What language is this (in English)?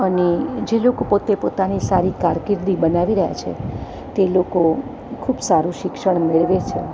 Gujarati